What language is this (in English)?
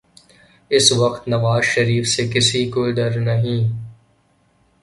Urdu